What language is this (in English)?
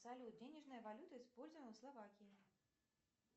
Russian